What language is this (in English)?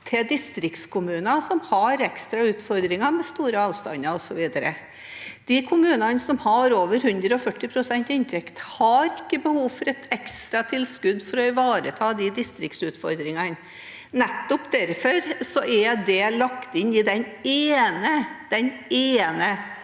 Norwegian